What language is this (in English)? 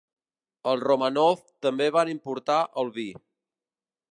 Catalan